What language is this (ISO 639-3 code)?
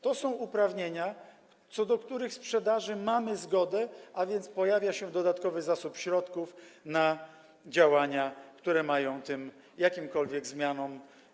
pol